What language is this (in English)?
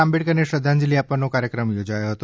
Gujarati